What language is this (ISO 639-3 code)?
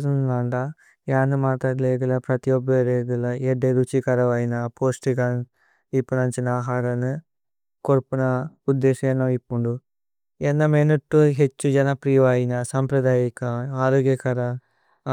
tcy